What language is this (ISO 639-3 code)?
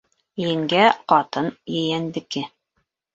bak